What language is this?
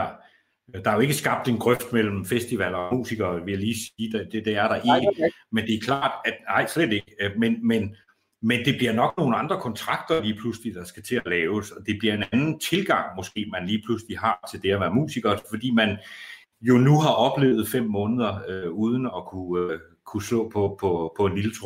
Danish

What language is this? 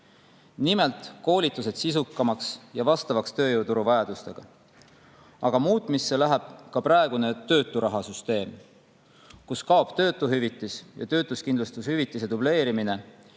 Estonian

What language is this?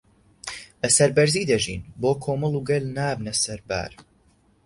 Central Kurdish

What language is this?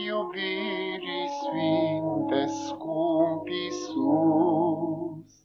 Romanian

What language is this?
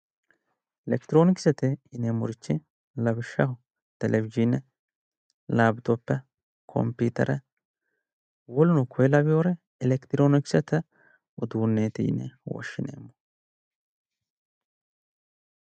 Sidamo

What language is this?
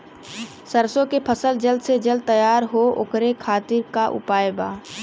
Bhojpuri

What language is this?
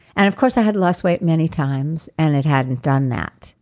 English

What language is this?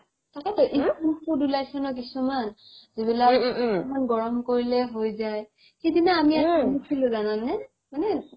Assamese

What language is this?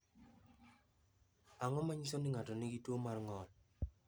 Luo (Kenya and Tanzania)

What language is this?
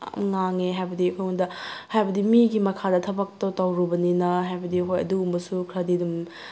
Manipuri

